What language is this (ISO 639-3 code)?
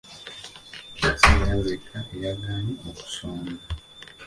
lug